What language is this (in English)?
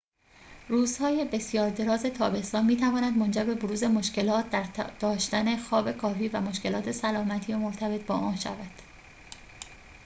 Persian